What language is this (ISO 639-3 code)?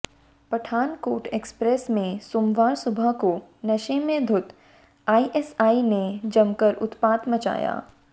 hin